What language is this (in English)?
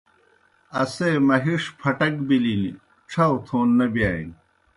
Kohistani Shina